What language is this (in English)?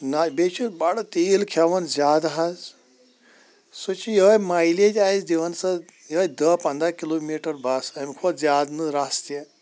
Kashmiri